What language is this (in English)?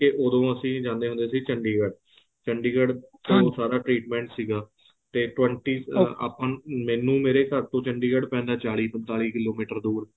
Punjabi